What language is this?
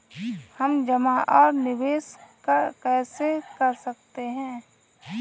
Hindi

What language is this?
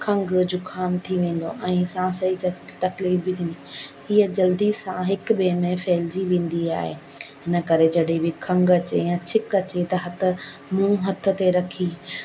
Sindhi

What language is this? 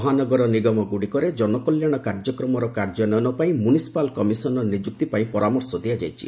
Odia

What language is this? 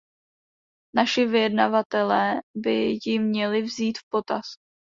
Czech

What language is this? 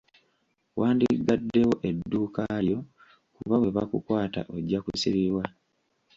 Ganda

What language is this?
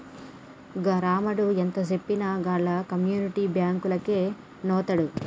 Telugu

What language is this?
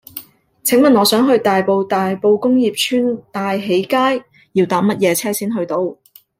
Cantonese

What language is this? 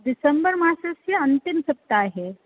Sanskrit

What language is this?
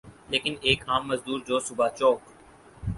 Urdu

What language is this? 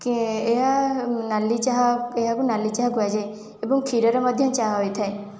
Odia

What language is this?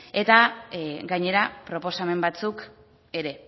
Basque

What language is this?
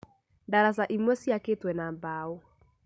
Kikuyu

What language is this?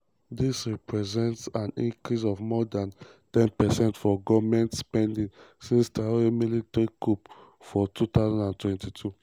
Nigerian Pidgin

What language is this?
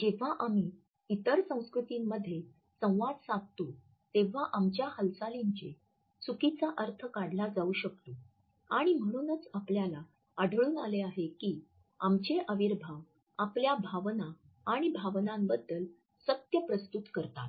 Marathi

